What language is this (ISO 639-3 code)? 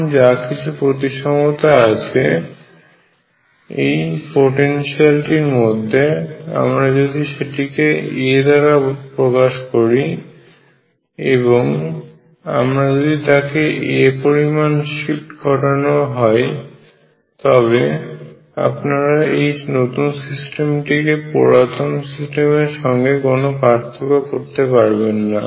ben